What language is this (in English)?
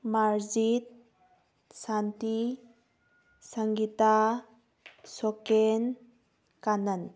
Manipuri